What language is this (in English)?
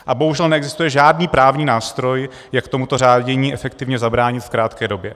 Czech